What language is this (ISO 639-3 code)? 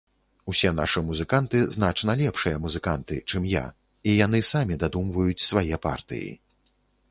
bel